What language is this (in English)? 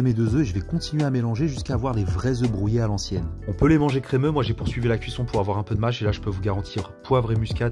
French